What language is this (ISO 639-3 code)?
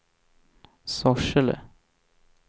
swe